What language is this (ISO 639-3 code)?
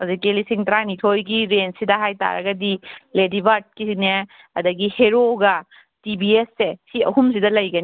mni